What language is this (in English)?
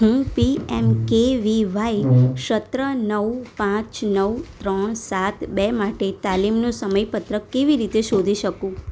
Gujarati